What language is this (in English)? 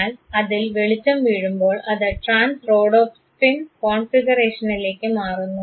Malayalam